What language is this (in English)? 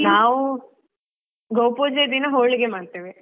Kannada